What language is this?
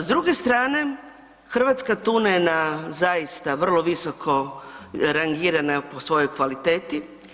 Croatian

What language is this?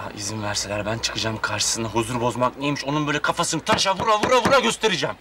Turkish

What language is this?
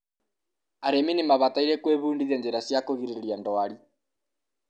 Kikuyu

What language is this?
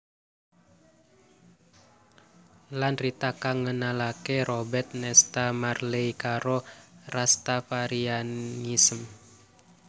Javanese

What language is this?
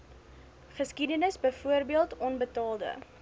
Afrikaans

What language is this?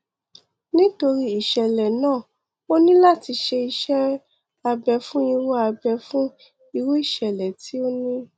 Yoruba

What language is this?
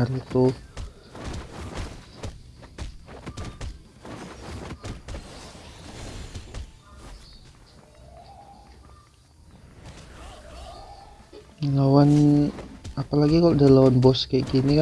Indonesian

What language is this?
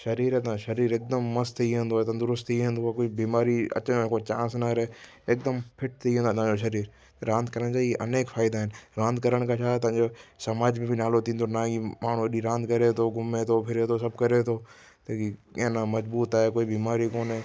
Sindhi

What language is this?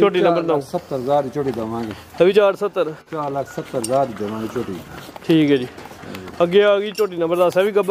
Punjabi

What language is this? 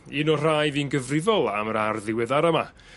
Welsh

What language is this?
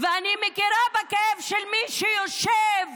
Hebrew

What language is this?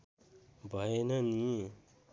Nepali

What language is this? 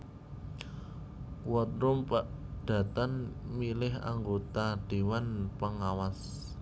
Javanese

